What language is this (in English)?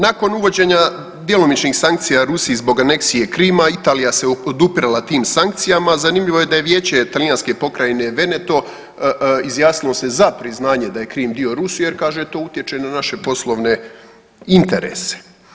Croatian